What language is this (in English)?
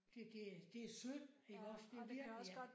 Danish